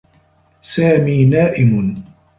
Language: Arabic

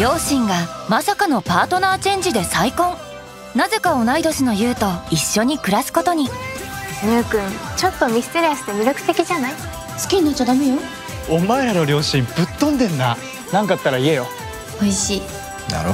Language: Japanese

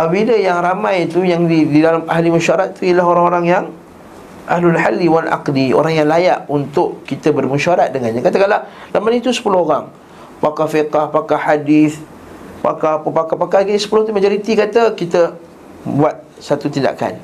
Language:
Malay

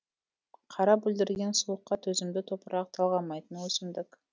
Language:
Kazakh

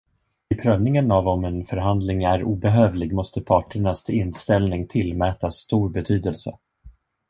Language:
Swedish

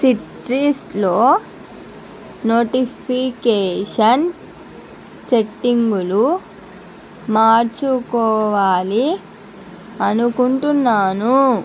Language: Telugu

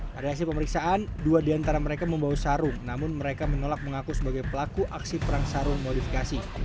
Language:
Indonesian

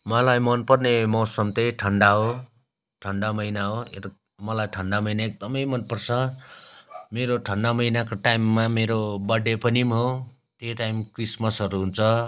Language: Nepali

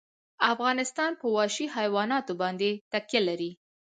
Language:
Pashto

